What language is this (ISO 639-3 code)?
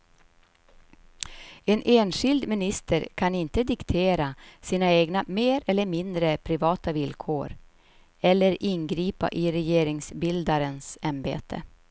swe